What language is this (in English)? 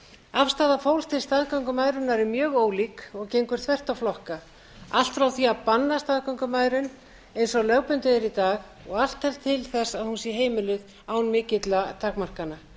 Icelandic